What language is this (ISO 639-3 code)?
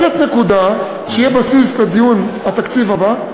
heb